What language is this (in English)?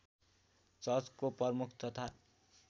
Nepali